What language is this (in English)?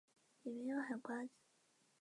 Chinese